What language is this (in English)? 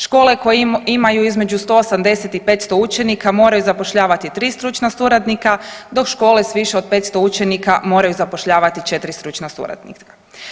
Croatian